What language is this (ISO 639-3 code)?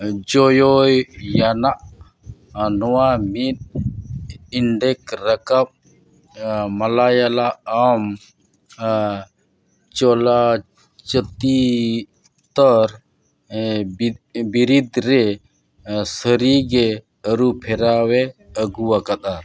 sat